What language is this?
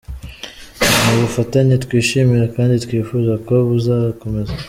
Kinyarwanda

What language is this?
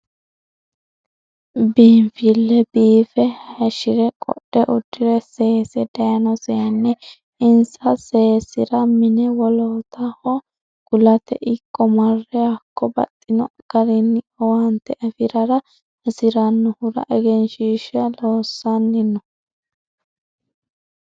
Sidamo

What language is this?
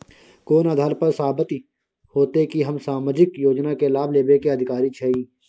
Maithili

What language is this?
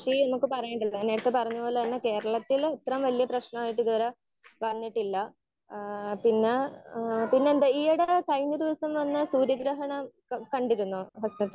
Malayalam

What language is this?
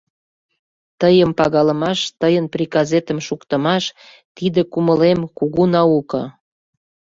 Mari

